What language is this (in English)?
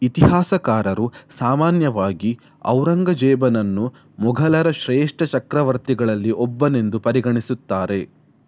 Kannada